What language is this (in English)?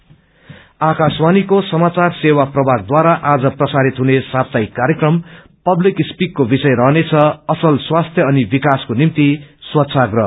Nepali